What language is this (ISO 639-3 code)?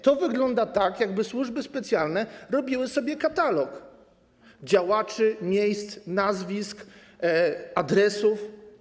pol